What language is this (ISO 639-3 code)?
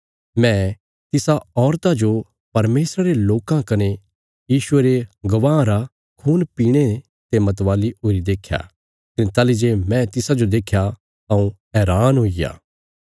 kfs